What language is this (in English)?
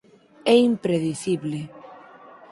Galician